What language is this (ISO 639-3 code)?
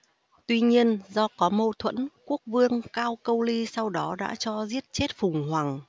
vie